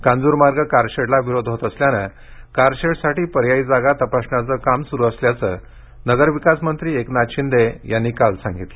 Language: Marathi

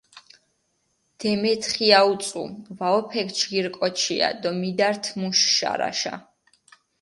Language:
Mingrelian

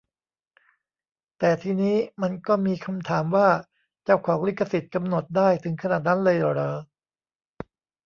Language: Thai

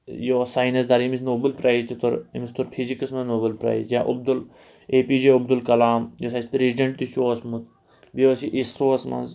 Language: Kashmiri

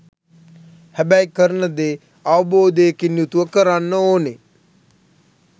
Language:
Sinhala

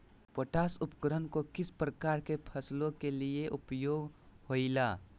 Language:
Magahi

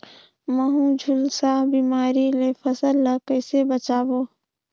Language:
Chhattisgarhi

